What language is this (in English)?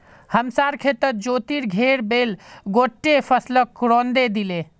Magahi